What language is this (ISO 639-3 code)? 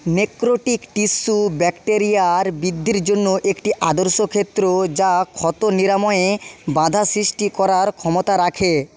ben